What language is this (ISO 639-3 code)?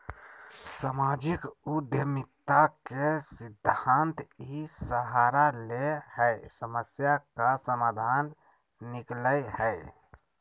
mag